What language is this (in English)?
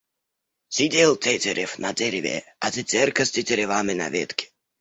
Russian